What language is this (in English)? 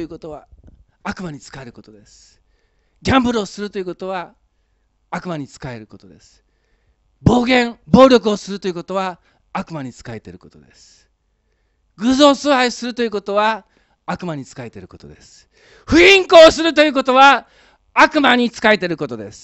Japanese